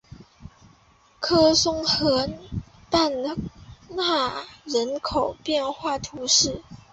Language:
Chinese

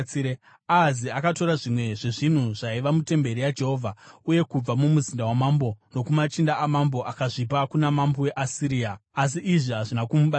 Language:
Shona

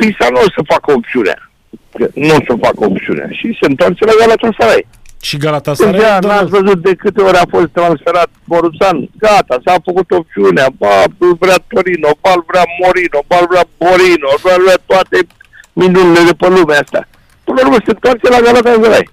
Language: Romanian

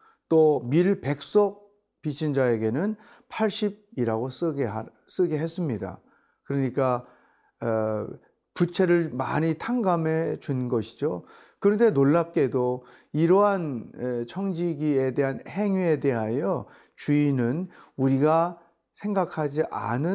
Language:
Korean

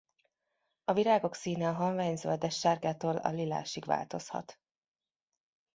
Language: Hungarian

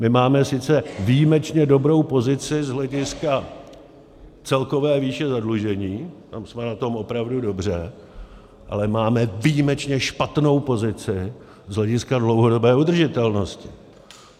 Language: Czech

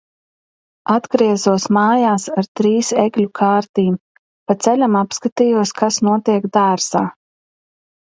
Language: Latvian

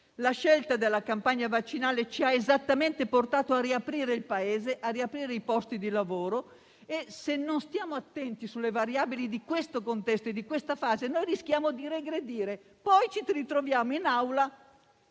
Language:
Italian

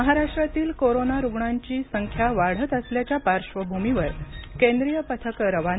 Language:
Marathi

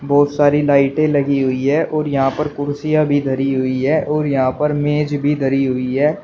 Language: Hindi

